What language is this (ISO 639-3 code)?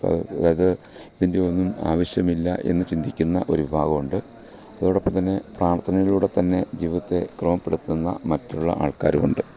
mal